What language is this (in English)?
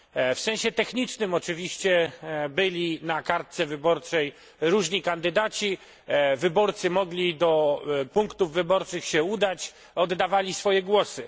Polish